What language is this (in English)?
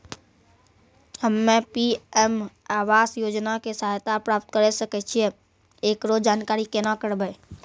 Maithili